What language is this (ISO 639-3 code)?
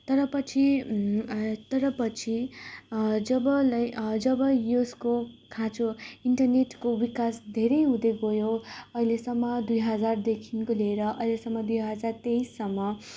nep